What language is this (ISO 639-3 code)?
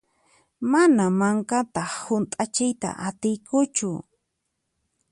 qxp